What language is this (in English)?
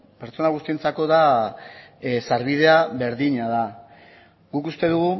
Basque